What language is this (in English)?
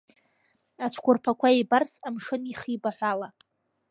Abkhazian